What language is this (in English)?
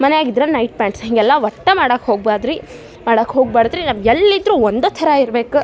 Kannada